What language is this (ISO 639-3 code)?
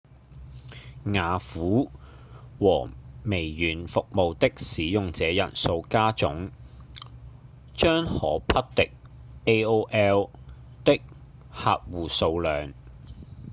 yue